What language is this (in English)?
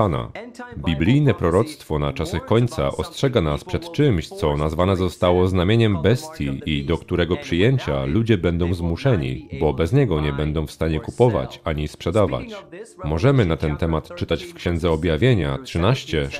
Polish